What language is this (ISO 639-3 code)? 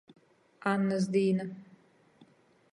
ltg